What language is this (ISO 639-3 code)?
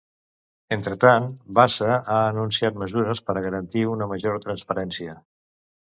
cat